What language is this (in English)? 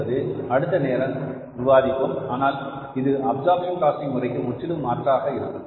Tamil